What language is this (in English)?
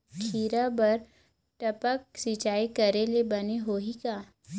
Chhattisgarhi